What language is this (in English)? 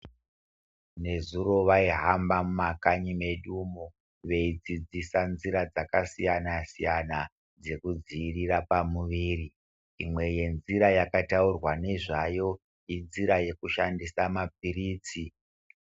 Ndau